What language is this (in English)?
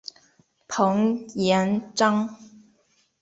Chinese